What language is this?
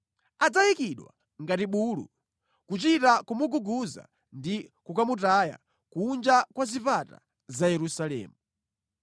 Nyanja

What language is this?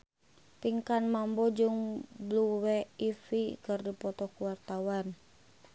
Sundanese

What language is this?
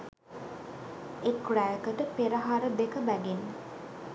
Sinhala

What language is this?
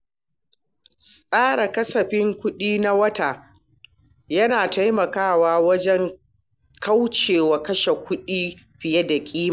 Hausa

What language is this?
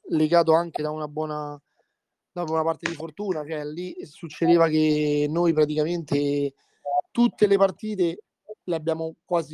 Italian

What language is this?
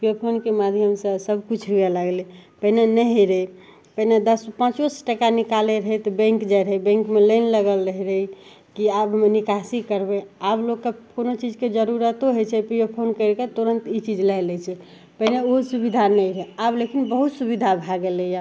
Maithili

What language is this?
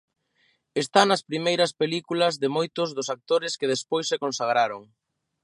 Galician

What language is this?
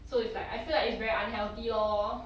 English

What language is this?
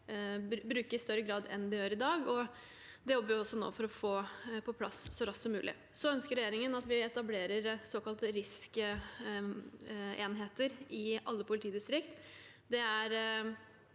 Norwegian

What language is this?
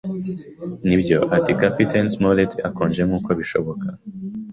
Kinyarwanda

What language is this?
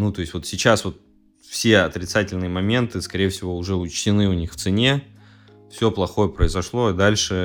Russian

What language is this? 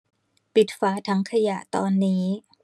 Thai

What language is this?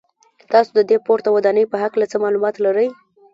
Pashto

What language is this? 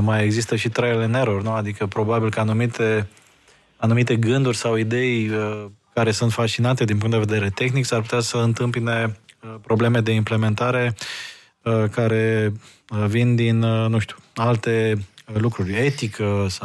Romanian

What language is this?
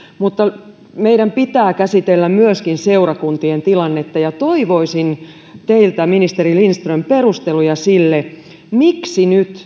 Finnish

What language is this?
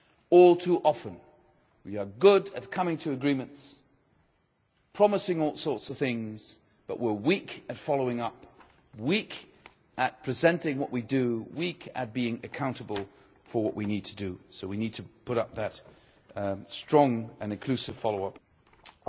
English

